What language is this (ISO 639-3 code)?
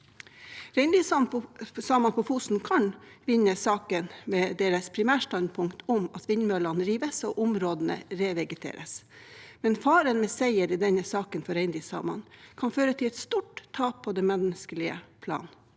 nor